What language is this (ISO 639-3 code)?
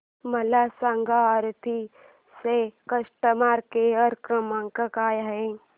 mar